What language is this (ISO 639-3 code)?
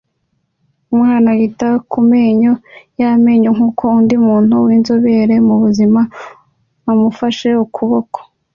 kin